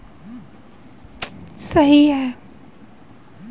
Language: Hindi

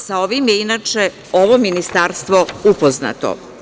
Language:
Serbian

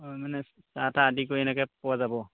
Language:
Assamese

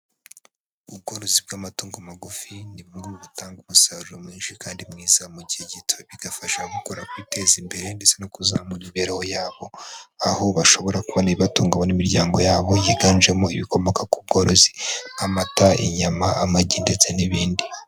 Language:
Kinyarwanda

